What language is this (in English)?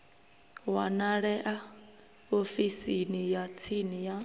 Venda